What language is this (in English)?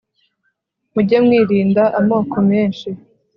Kinyarwanda